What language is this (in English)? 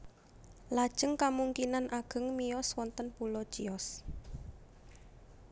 Javanese